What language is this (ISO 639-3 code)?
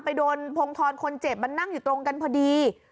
tha